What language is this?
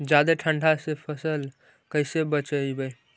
Magahi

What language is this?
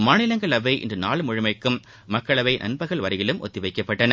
Tamil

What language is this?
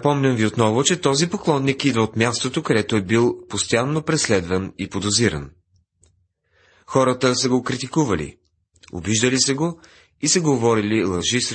Bulgarian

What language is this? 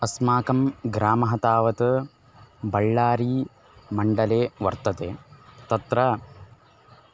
Sanskrit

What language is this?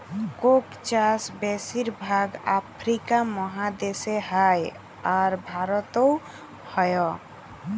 Bangla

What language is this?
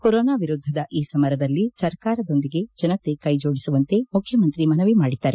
Kannada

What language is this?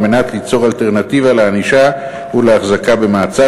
Hebrew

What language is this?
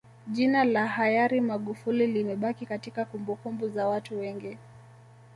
Swahili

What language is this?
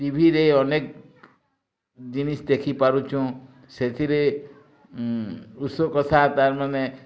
Odia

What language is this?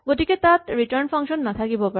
Assamese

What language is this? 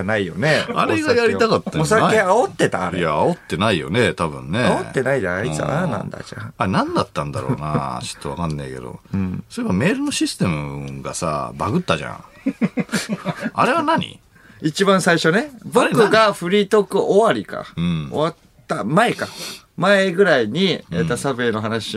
Japanese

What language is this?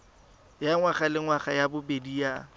Tswana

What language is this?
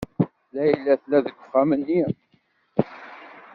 Kabyle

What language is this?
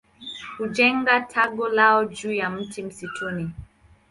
Swahili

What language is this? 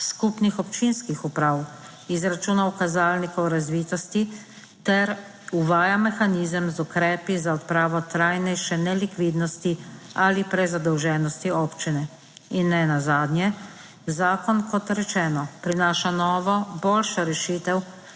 Slovenian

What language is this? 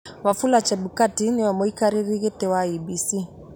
Kikuyu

